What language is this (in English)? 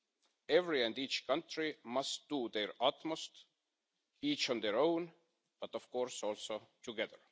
English